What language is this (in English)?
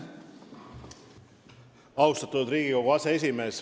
Estonian